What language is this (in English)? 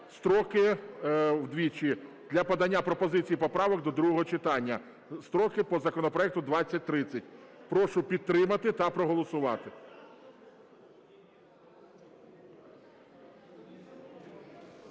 Ukrainian